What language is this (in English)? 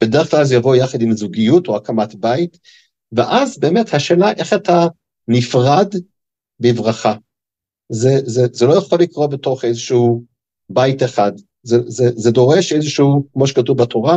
Hebrew